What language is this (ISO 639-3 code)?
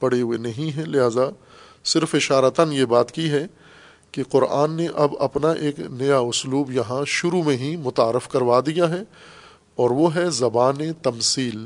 urd